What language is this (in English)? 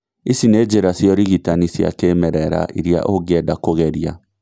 Kikuyu